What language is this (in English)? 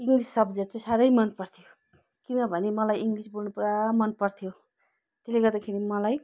Nepali